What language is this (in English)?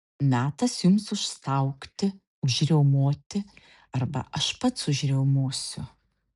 Lithuanian